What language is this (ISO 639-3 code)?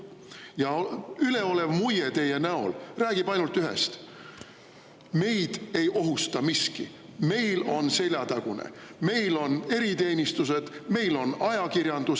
est